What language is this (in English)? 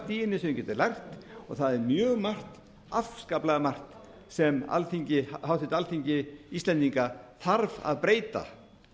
Icelandic